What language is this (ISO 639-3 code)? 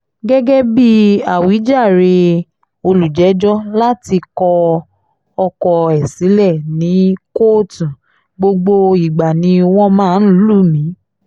yor